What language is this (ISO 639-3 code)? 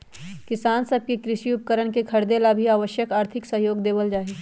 mag